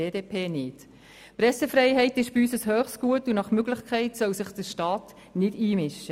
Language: Swiss German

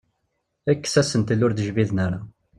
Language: Kabyle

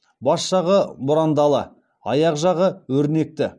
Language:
Kazakh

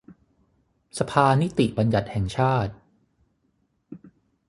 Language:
Thai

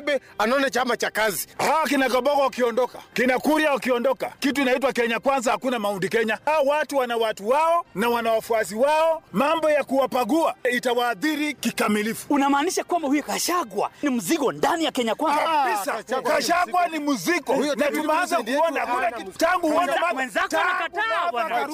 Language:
Swahili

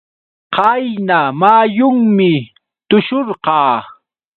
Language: Yauyos Quechua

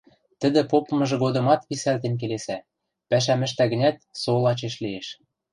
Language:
Western Mari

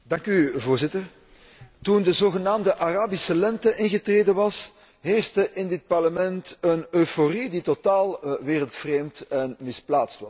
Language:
Dutch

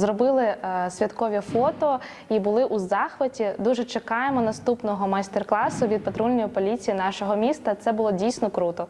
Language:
Ukrainian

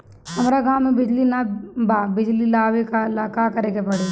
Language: Bhojpuri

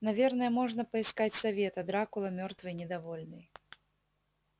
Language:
Russian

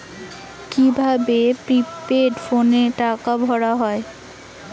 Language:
Bangla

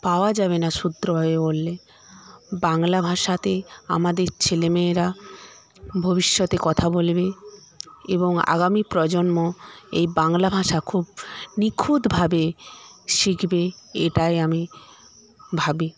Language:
Bangla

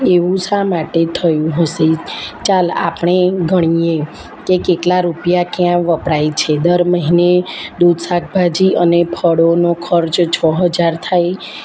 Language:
Gujarati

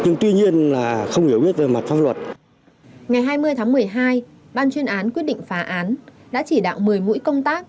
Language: Vietnamese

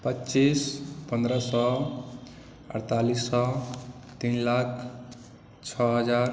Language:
Maithili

